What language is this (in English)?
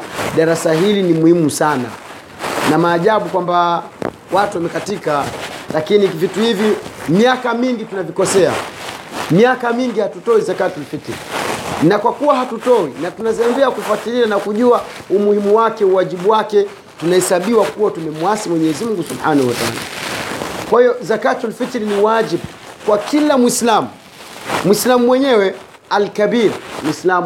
Swahili